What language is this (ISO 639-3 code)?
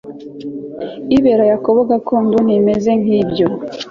kin